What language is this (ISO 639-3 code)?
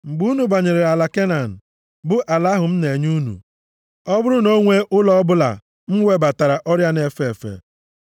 ibo